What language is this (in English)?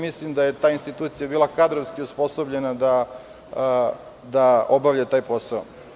Serbian